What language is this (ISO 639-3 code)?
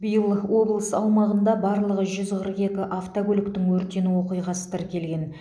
kaz